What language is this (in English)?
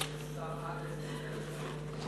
Hebrew